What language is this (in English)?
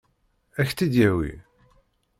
Kabyle